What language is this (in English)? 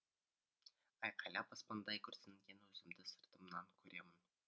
Kazakh